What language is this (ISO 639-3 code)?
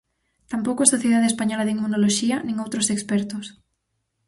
glg